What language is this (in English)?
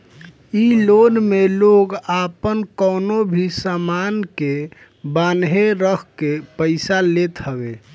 Bhojpuri